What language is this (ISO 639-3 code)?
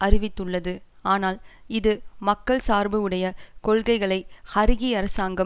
tam